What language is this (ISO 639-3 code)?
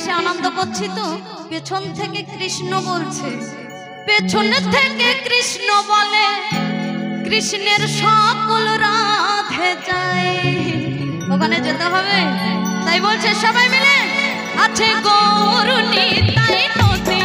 tha